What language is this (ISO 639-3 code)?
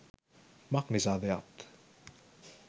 sin